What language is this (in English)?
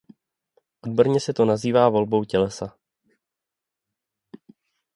Czech